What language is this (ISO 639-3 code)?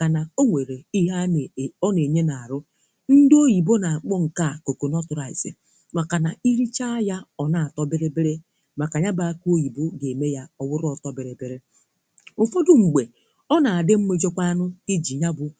ibo